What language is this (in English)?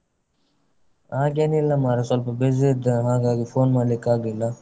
Kannada